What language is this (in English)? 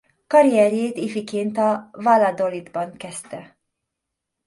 Hungarian